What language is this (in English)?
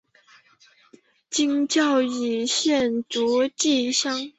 Chinese